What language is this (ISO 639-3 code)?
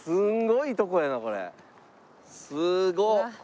jpn